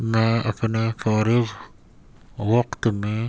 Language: Urdu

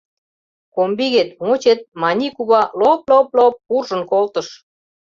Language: Mari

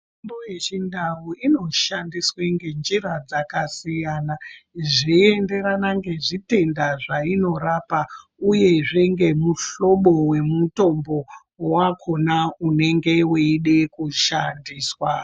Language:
Ndau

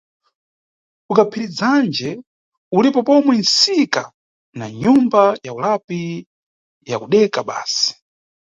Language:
Nyungwe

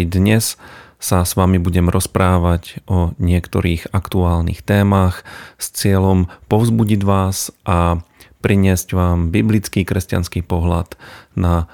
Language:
Slovak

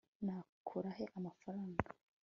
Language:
Kinyarwanda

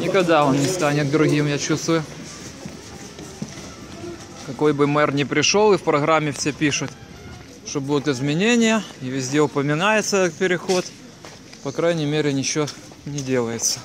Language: Russian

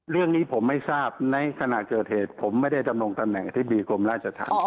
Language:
Thai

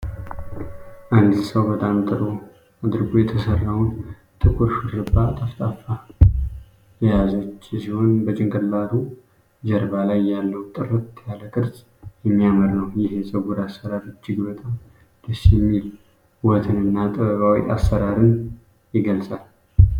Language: Amharic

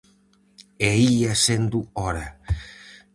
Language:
Galician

